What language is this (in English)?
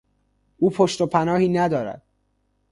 Persian